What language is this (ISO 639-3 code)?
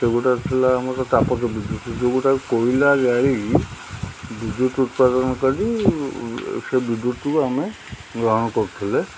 ori